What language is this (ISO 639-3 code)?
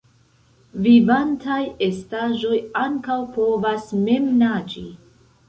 epo